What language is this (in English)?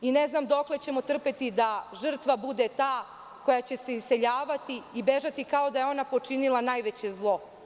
Serbian